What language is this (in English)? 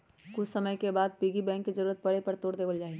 Magahi